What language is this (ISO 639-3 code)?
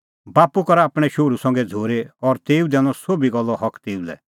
kfx